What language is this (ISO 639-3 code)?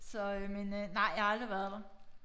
dan